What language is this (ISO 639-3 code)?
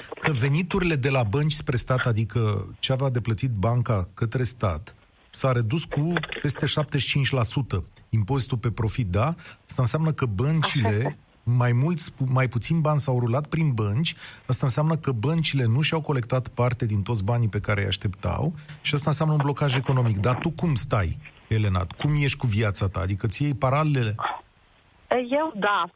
ron